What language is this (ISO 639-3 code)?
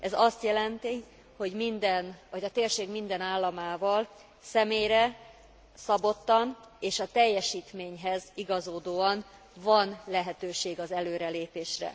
hun